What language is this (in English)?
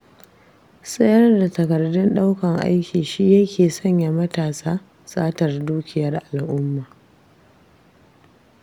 Hausa